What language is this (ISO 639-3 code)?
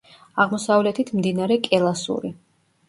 kat